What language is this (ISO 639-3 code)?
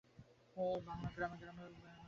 ben